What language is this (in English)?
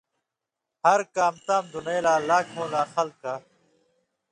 Indus Kohistani